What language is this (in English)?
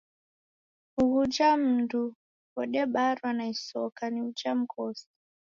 Taita